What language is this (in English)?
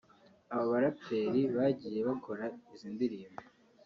Kinyarwanda